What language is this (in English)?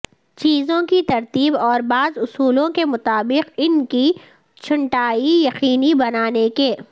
Urdu